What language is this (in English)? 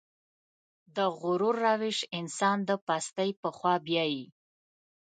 Pashto